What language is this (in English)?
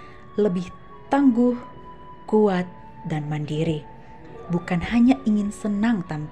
Indonesian